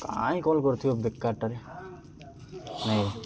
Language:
Odia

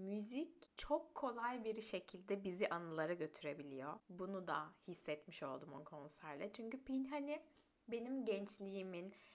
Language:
Turkish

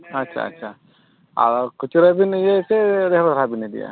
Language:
Santali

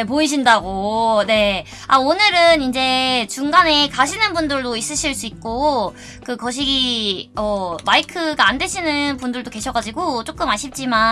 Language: Korean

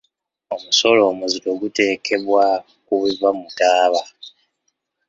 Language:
Ganda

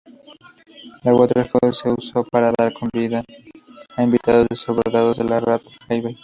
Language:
Spanish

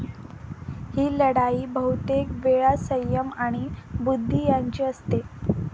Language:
Marathi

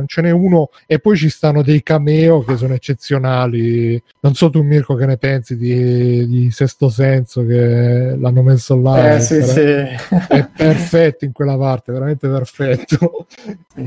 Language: Italian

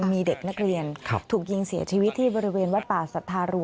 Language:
Thai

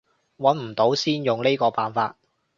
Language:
Cantonese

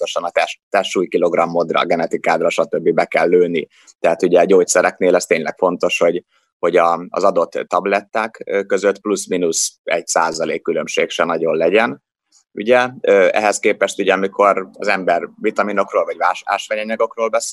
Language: Hungarian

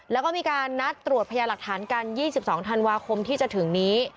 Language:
Thai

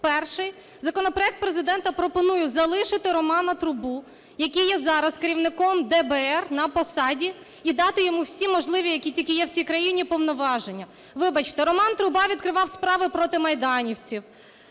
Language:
Ukrainian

